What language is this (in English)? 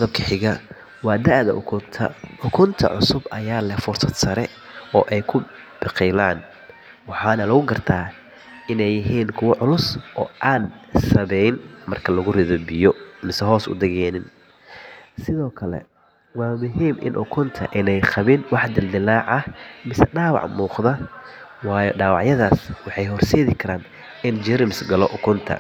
Somali